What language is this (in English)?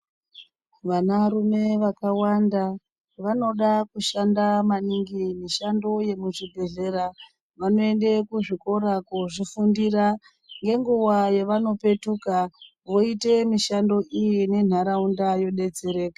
Ndau